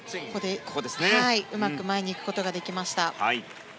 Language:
Japanese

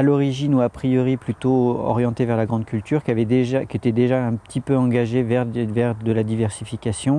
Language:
French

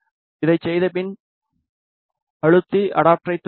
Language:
Tamil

